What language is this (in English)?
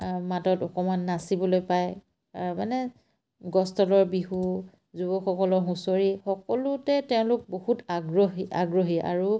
Assamese